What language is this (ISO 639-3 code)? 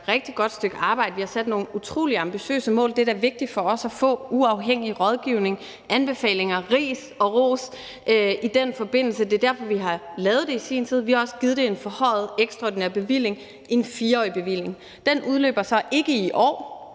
dan